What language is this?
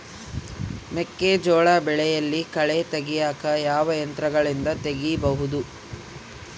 Kannada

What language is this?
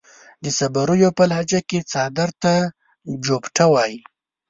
Pashto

